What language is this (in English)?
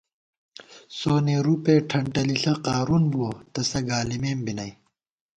Gawar-Bati